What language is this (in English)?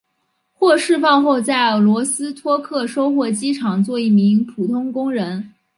Chinese